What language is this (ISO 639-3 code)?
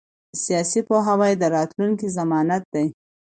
pus